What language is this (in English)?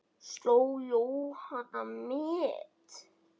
Icelandic